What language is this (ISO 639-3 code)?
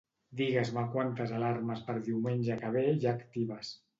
cat